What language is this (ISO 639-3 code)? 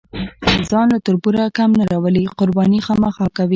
pus